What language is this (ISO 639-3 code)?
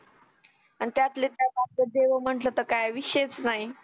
mar